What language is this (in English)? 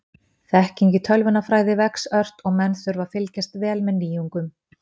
Icelandic